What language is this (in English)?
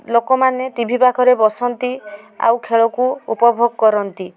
Odia